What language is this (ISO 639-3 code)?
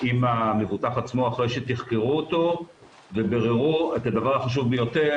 heb